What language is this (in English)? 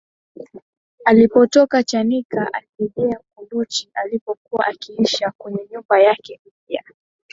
Swahili